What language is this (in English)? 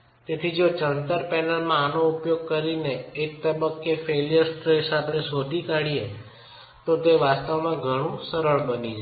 Gujarati